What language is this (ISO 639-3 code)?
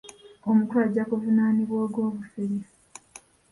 lug